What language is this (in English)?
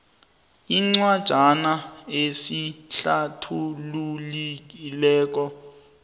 South Ndebele